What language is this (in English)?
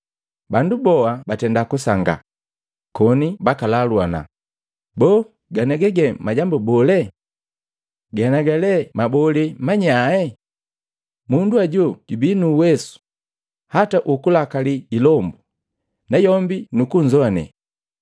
Matengo